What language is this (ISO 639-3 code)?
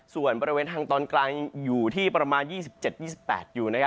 tha